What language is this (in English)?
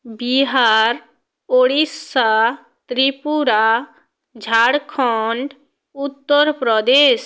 Bangla